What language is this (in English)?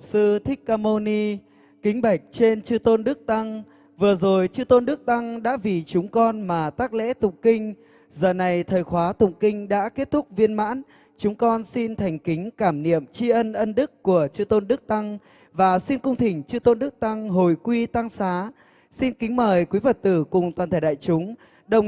Vietnamese